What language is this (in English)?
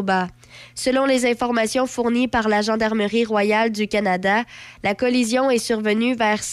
French